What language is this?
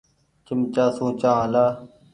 Goaria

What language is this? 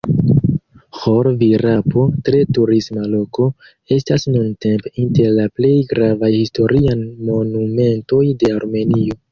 Esperanto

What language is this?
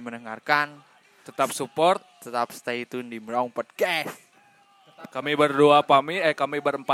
Indonesian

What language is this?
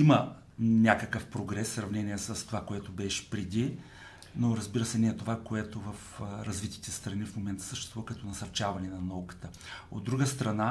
Bulgarian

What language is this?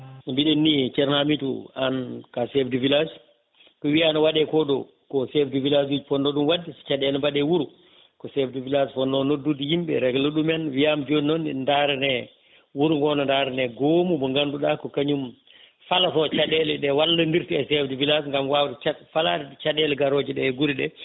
Fula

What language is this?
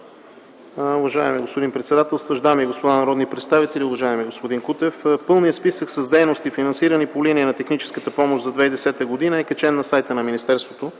Bulgarian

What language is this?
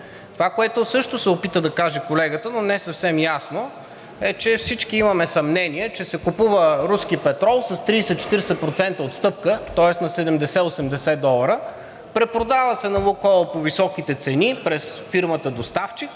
Bulgarian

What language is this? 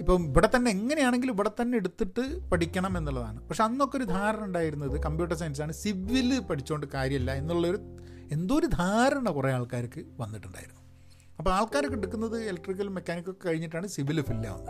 Malayalam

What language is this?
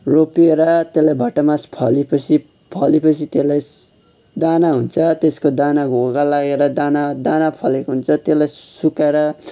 Nepali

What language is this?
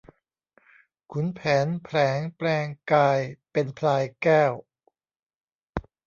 Thai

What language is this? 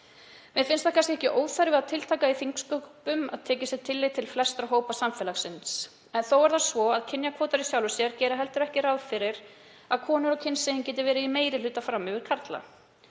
Icelandic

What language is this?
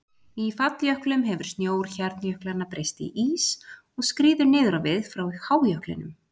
Icelandic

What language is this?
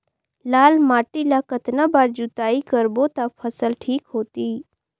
Chhattisgarhi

